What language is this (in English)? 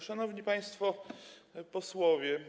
Polish